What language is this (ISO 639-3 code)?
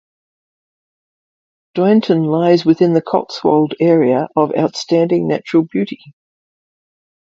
eng